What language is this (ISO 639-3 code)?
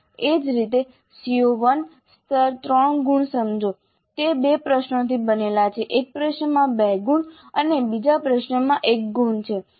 guj